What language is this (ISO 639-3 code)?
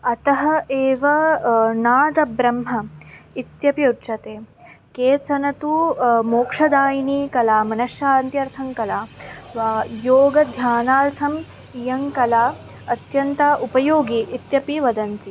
san